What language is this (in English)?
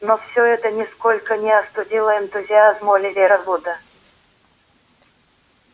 Russian